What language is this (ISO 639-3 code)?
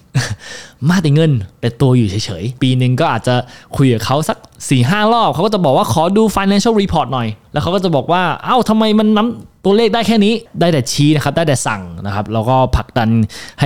tha